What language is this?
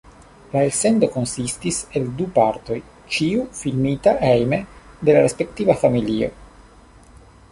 Esperanto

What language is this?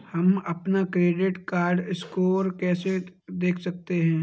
Hindi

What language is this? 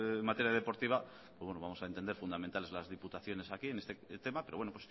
Spanish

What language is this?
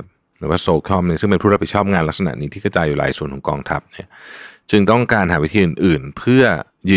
Thai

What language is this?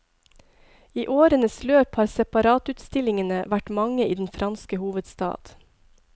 Norwegian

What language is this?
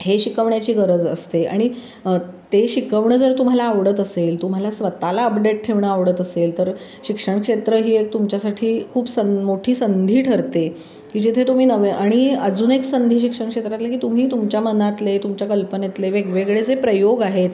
Marathi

